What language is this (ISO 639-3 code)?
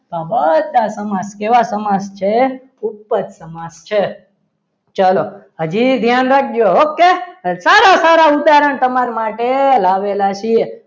guj